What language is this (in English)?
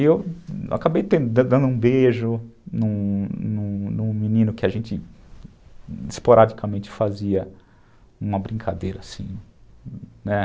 Portuguese